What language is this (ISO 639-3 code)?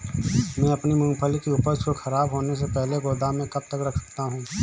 hin